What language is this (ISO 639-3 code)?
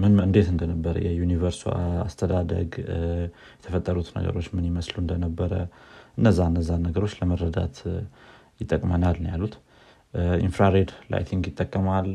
amh